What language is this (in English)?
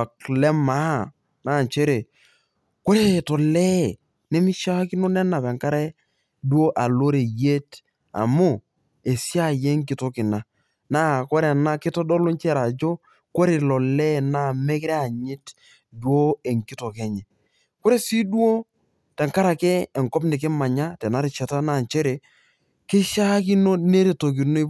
Masai